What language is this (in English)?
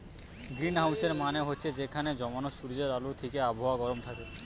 Bangla